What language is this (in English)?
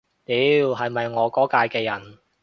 Cantonese